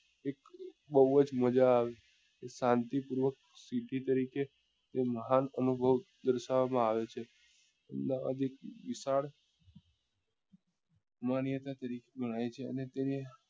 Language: Gujarati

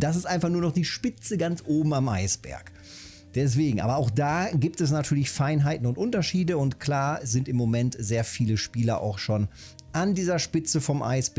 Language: German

